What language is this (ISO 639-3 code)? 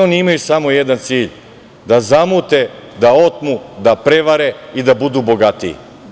srp